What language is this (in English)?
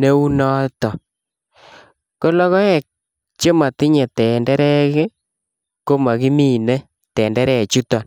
Kalenjin